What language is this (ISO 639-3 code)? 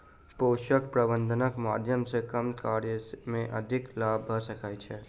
mai